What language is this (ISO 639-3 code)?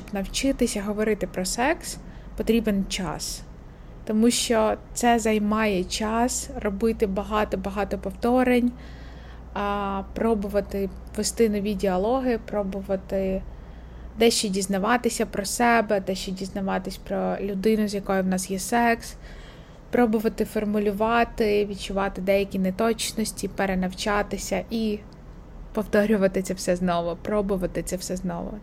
ukr